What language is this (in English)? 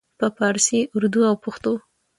Pashto